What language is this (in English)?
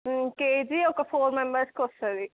Telugu